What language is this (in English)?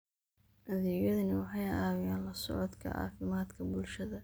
Somali